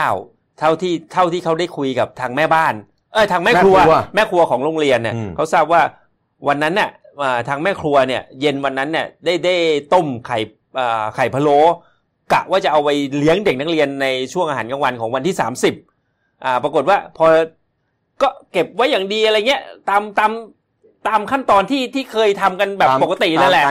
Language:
Thai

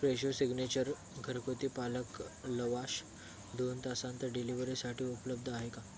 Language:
Marathi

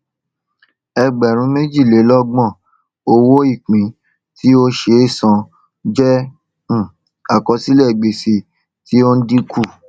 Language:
Yoruba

